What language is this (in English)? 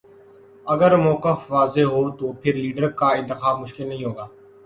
Urdu